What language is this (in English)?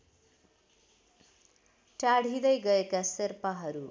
Nepali